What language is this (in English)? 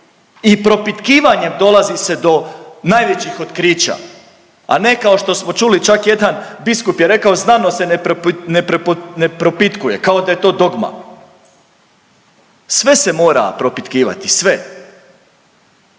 Croatian